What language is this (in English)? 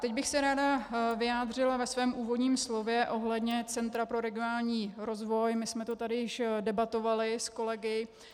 Czech